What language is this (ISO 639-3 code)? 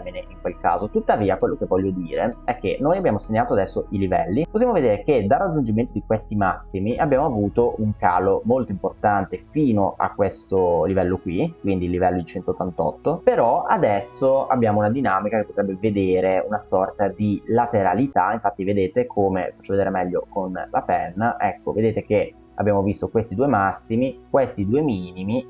ita